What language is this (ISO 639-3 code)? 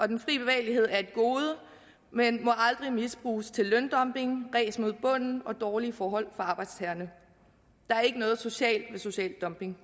dan